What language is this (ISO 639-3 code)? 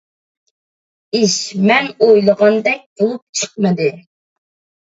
uig